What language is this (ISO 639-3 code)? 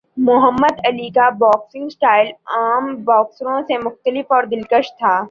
urd